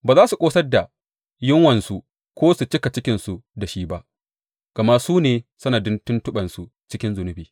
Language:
Hausa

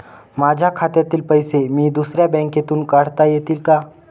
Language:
Marathi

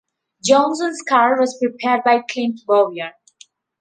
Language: English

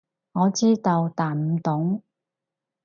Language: Cantonese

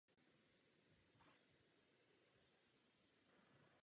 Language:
Czech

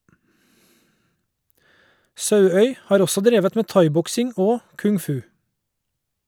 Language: Norwegian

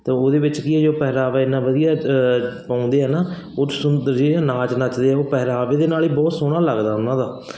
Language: Punjabi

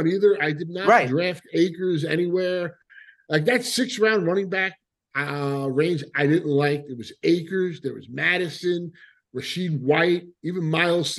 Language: English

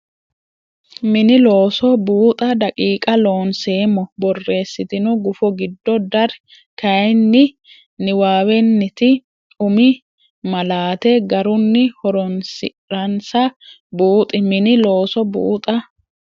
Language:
Sidamo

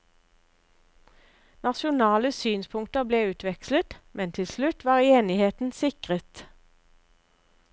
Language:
Norwegian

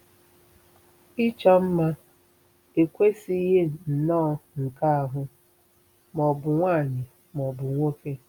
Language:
Igbo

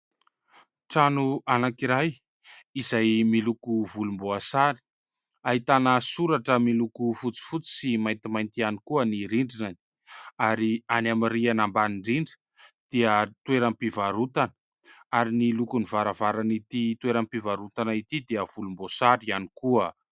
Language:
Malagasy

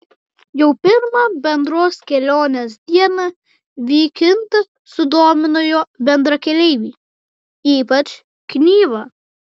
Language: Lithuanian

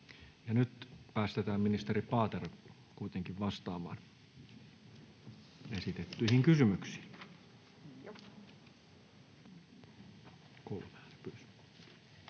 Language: Finnish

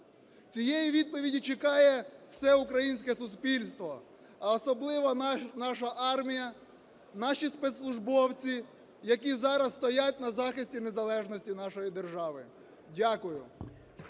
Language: Ukrainian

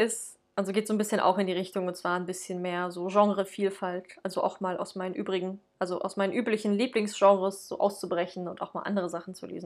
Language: German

